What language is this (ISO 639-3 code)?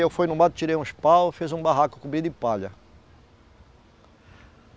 por